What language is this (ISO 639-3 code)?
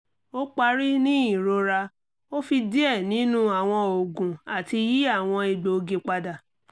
yor